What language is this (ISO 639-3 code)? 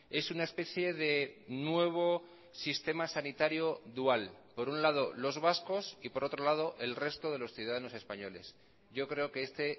spa